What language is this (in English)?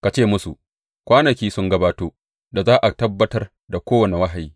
Hausa